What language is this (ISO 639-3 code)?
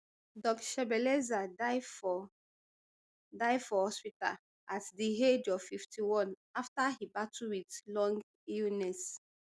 pcm